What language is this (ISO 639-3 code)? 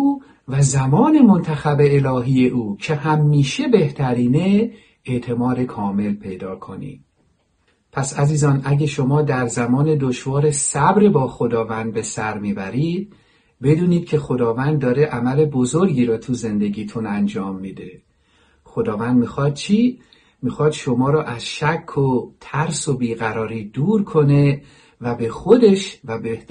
fas